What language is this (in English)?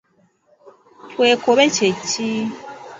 Ganda